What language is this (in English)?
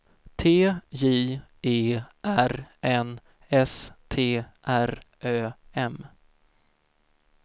Swedish